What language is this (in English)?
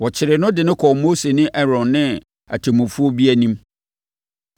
Akan